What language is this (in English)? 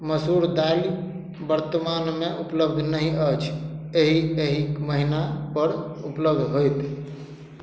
Maithili